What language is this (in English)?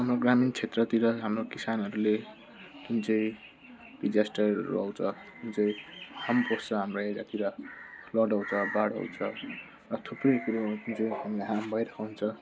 Nepali